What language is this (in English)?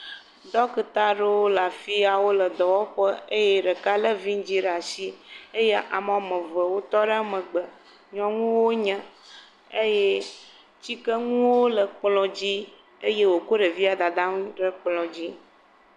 Ewe